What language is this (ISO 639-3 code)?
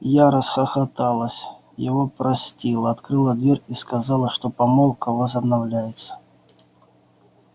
rus